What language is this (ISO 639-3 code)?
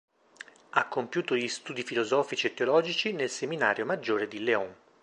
ita